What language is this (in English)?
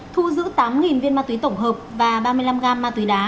Vietnamese